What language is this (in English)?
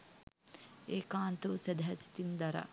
Sinhala